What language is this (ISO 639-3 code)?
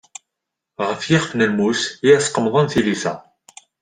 kab